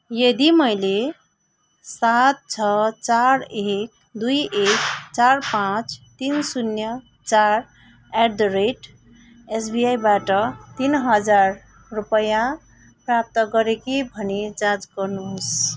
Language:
Nepali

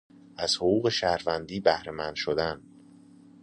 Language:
Persian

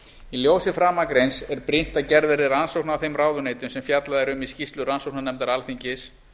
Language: Icelandic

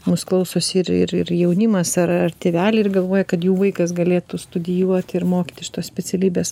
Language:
Lithuanian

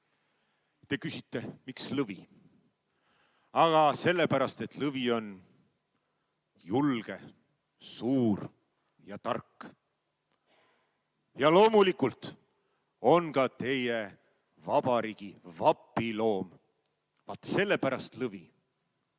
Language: Estonian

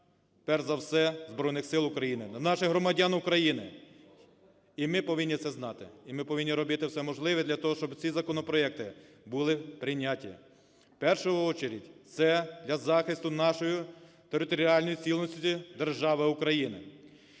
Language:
Ukrainian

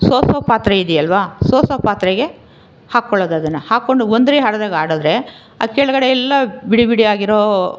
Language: Kannada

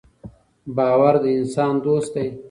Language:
Pashto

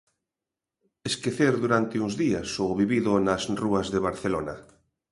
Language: Galician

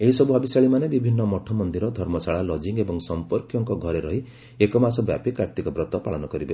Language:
Odia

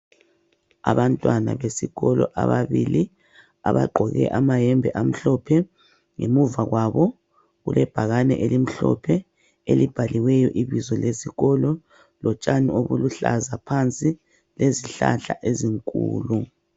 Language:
North Ndebele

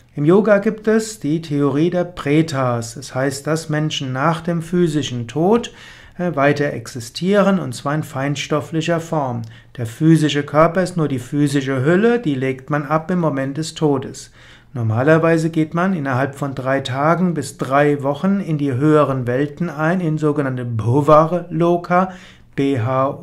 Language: German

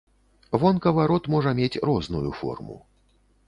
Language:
Belarusian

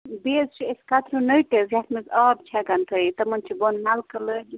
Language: Kashmiri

